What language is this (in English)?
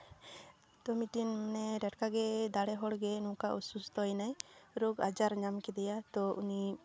Santali